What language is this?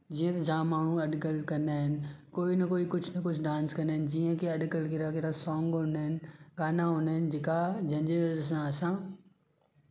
Sindhi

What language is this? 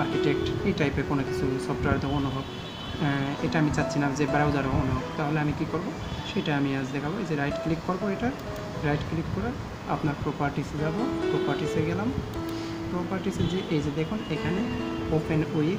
Romanian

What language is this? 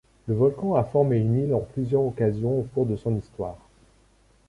French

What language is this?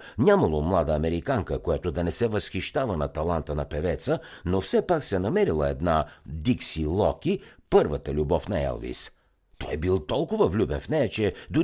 Bulgarian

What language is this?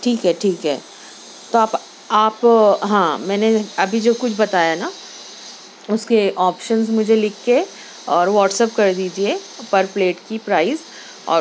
Urdu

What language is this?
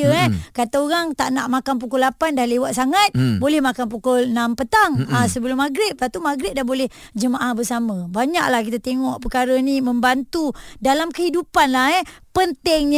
Malay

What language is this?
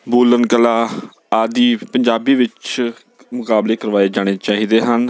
Punjabi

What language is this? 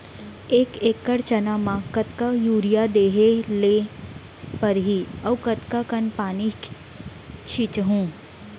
Chhattisgarhi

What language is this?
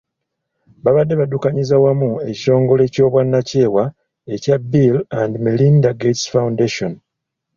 Ganda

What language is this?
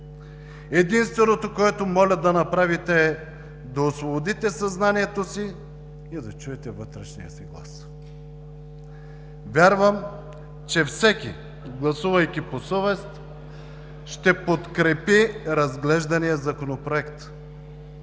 Bulgarian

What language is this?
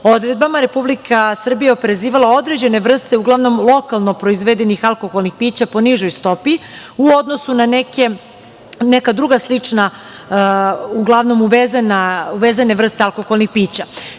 Serbian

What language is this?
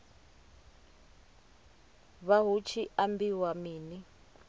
Venda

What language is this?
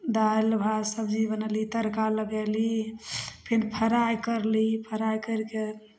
Maithili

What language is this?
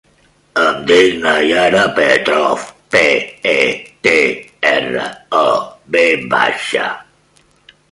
Catalan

